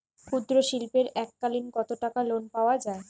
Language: Bangla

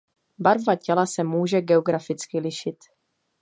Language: Czech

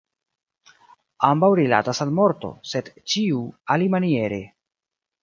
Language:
Esperanto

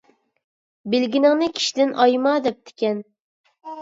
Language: Uyghur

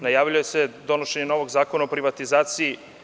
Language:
Serbian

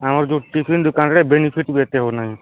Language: Odia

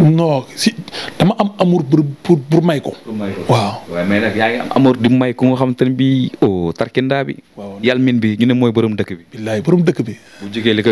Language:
French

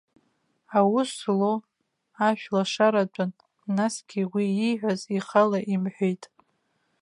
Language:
Abkhazian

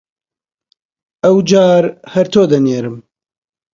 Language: Central Kurdish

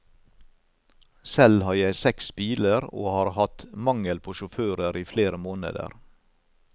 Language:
Norwegian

